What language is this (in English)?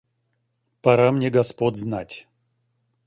Russian